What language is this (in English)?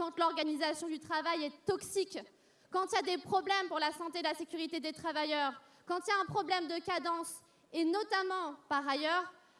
French